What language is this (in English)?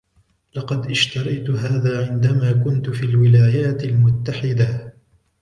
Arabic